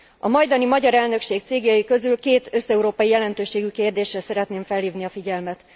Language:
Hungarian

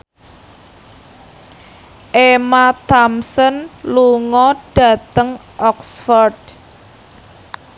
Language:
Javanese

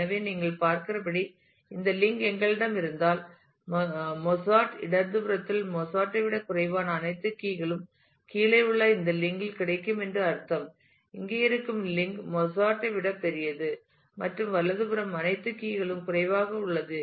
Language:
Tamil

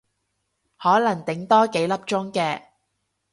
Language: Cantonese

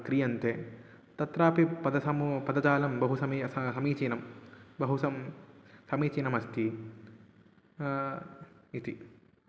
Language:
Sanskrit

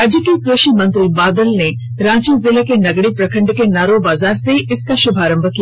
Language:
Hindi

